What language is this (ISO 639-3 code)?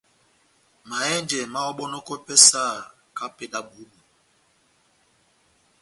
bnm